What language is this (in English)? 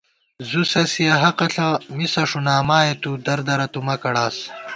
Gawar-Bati